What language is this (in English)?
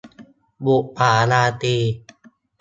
Thai